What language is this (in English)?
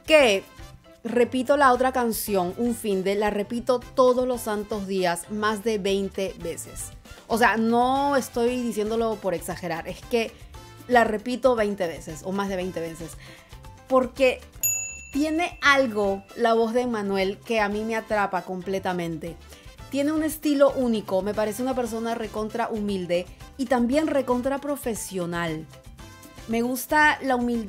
Spanish